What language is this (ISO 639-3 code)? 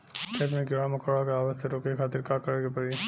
bho